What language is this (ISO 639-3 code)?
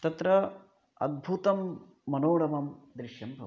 san